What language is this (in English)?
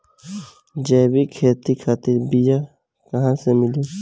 Bhojpuri